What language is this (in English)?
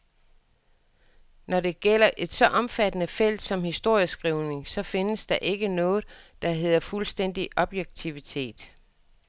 Danish